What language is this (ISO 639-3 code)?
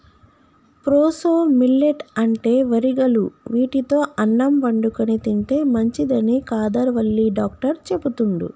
tel